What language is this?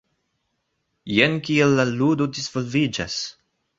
Esperanto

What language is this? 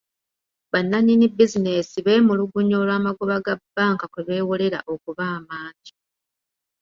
Ganda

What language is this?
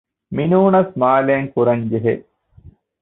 Divehi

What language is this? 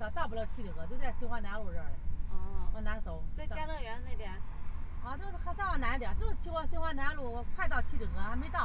Chinese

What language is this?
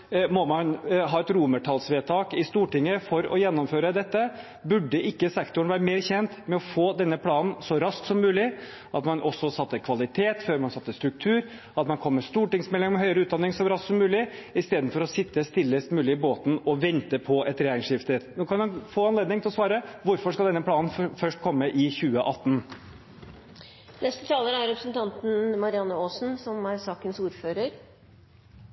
Norwegian Bokmål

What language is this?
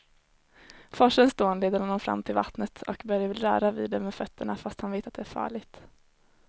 Swedish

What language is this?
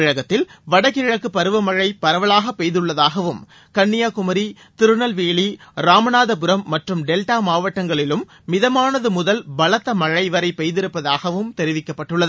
Tamil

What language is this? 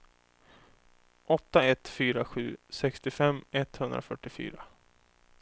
Swedish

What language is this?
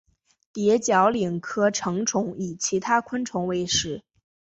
Chinese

